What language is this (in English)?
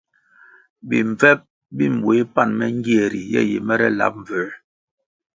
Kwasio